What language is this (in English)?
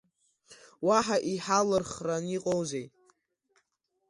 Abkhazian